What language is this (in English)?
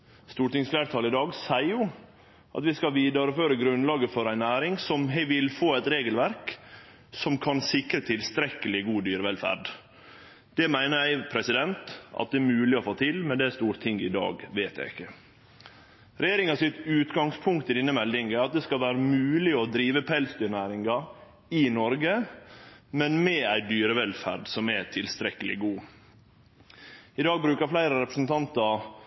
Norwegian Nynorsk